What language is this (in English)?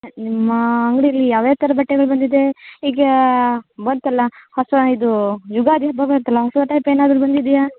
Kannada